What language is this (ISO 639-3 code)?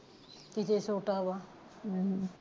pan